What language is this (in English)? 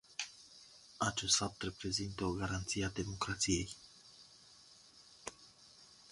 Romanian